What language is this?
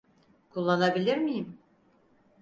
Turkish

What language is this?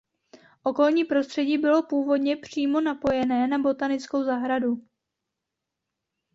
Czech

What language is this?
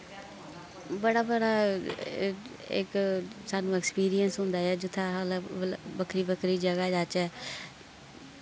Dogri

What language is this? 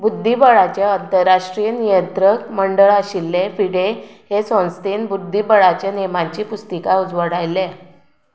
Konkani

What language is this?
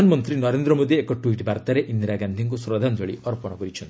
Odia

